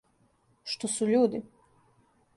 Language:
Serbian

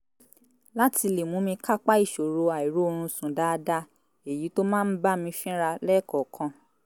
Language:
Yoruba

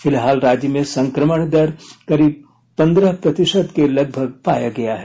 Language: Hindi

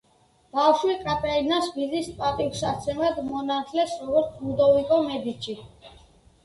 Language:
Georgian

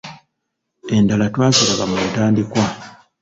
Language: Ganda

